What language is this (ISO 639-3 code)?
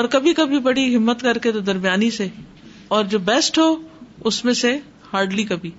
urd